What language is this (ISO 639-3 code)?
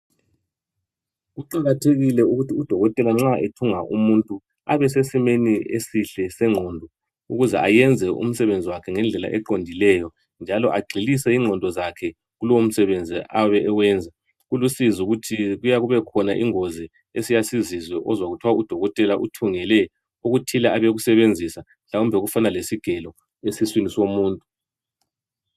nde